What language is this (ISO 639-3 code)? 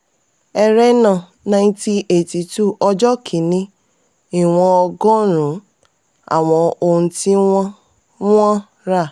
yor